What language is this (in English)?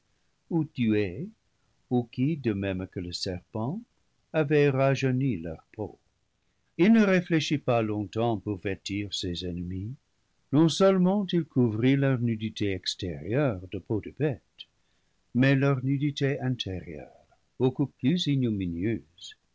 French